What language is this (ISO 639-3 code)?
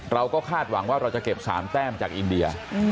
tha